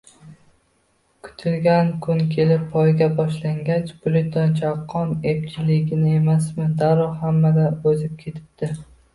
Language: Uzbek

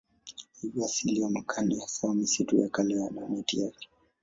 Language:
Swahili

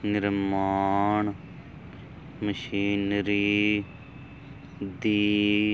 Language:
Punjabi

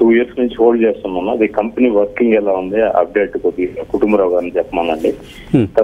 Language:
Telugu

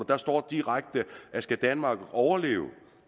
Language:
Danish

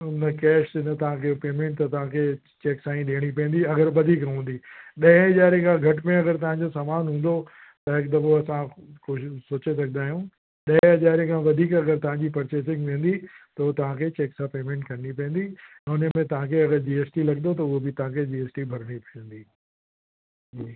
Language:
Sindhi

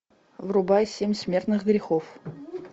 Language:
Russian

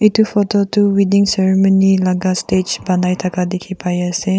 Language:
Naga Pidgin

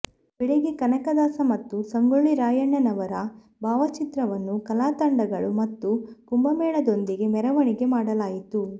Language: Kannada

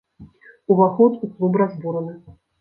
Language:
Belarusian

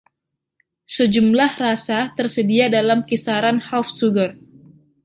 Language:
Indonesian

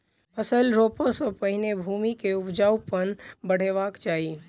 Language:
Maithili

